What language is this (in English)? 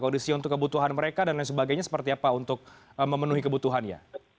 Indonesian